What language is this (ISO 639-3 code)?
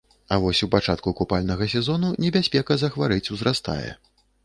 bel